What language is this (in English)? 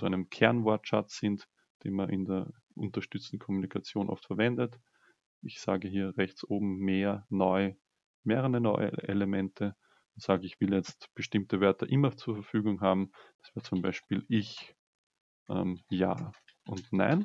German